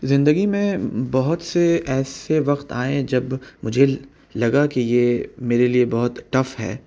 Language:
Urdu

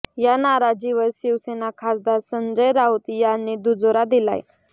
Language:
Marathi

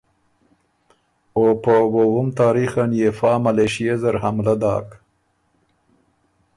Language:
Ormuri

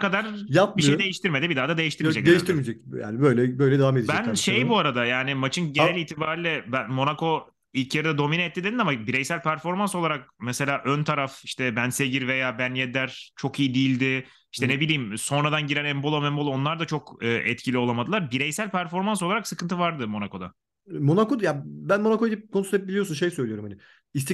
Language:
Turkish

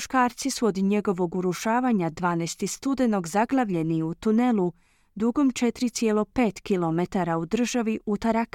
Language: Croatian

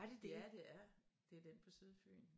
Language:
Danish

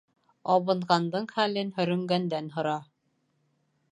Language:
Bashkir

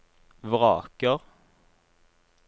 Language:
Norwegian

